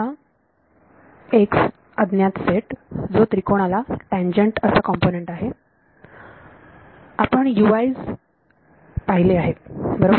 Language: Marathi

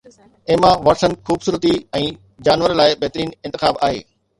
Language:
Sindhi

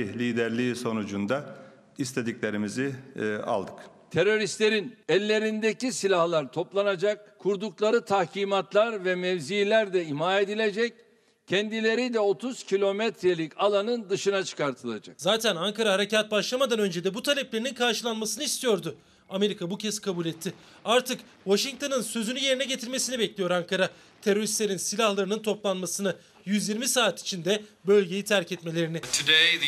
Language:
Turkish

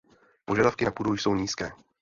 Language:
Czech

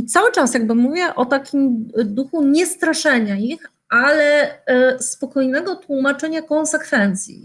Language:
Polish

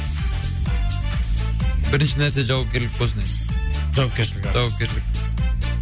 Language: Kazakh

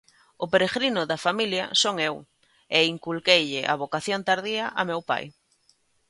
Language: Galician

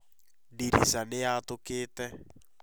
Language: Kikuyu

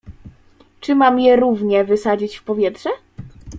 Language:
Polish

